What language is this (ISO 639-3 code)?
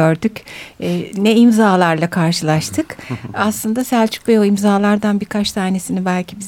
tur